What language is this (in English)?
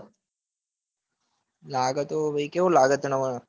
Gujarati